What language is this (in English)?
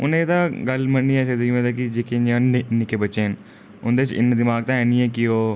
Dogri